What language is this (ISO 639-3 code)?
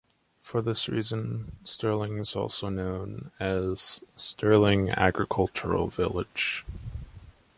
eng